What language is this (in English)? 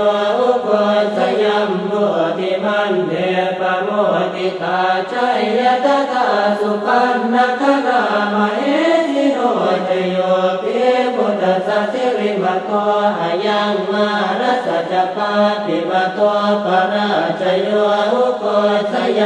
Thai